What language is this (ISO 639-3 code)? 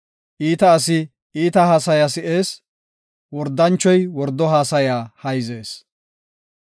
gof